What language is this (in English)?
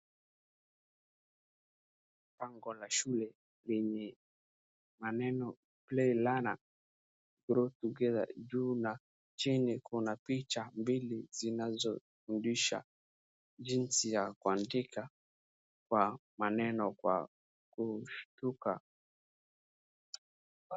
Swahili